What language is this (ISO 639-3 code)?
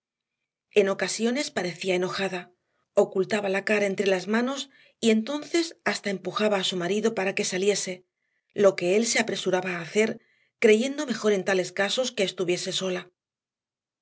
spa